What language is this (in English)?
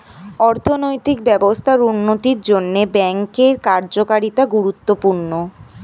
Bangla